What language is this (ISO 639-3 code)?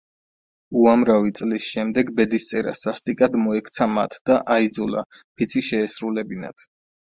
kat